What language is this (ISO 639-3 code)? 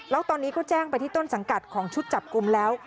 tha